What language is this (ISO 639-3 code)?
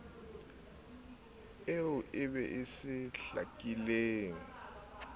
sot